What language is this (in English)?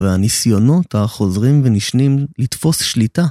Hebrew